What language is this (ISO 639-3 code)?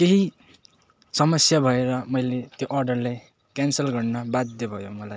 nep